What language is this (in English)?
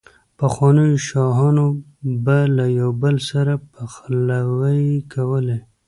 Pashto